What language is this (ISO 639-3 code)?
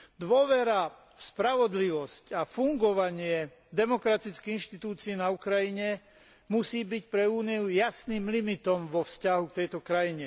slk